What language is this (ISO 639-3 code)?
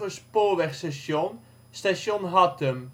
nld